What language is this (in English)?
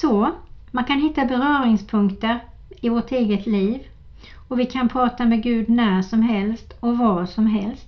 Swedish